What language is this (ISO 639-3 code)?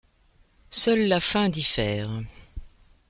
fra